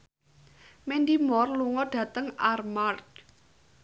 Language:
Javanese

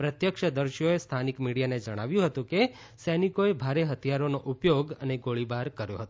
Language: Gujarati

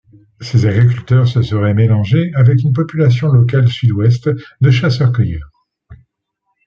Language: French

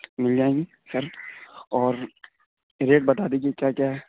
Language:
Urdu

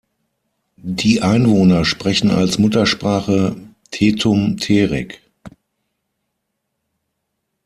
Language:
German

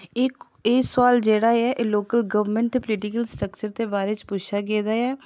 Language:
Dogri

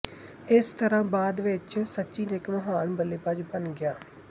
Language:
Punjabi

